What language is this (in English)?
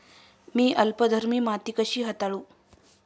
Marathi